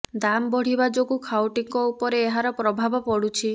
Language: Odia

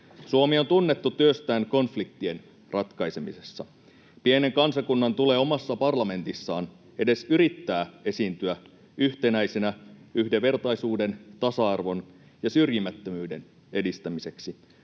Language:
Finnish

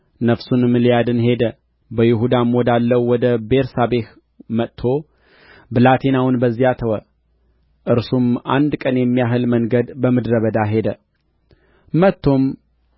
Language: Amharic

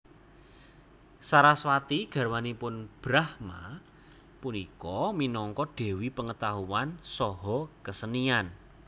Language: Javanese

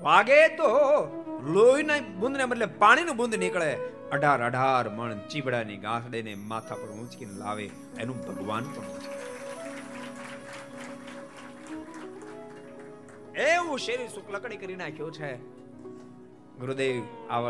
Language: Gujarati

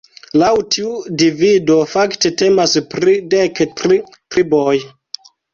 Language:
Esperanto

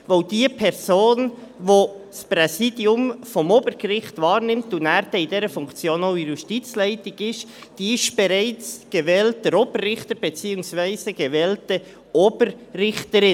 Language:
Swiss German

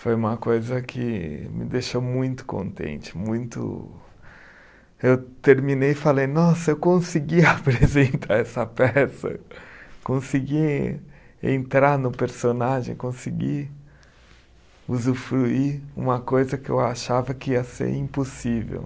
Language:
Portuguese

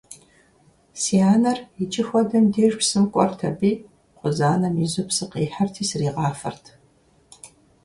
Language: Kabardian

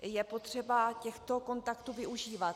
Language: Czech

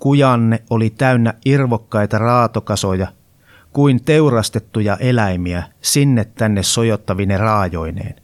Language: Finnish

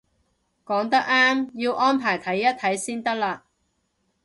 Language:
Cantonese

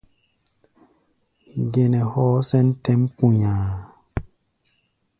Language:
Gbaya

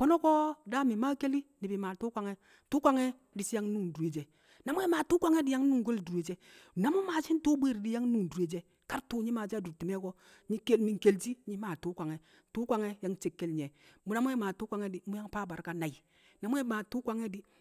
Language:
Kamo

